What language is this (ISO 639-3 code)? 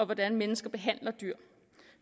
dan